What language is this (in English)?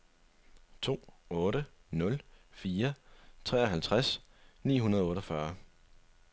Danish